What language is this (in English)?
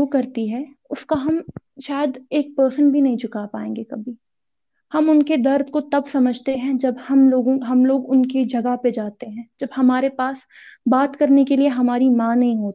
Urdu